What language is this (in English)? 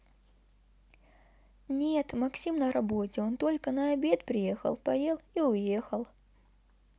Russian